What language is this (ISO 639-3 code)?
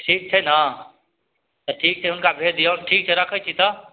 mai